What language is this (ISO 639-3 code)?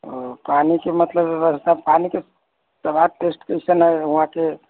mai